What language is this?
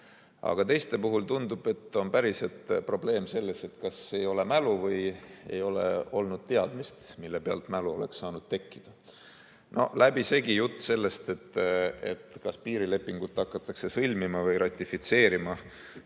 Estonian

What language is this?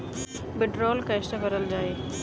Bhojpuri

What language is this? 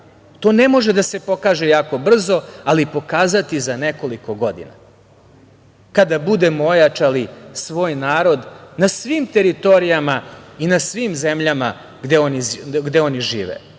Serbian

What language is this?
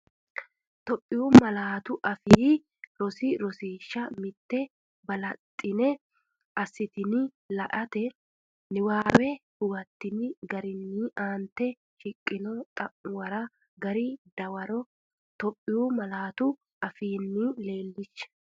Sidamo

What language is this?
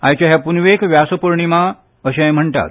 Konkani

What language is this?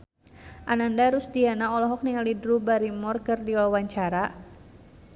Sundanese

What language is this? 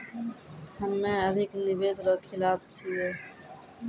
Maithili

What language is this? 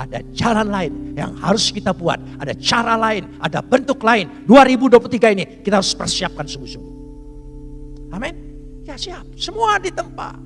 Indonesian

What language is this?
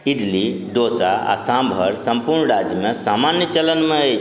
Maithili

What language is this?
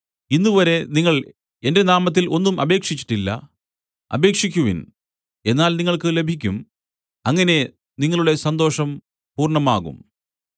Malayalam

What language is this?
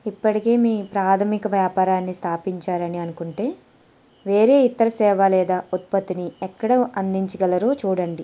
Telugu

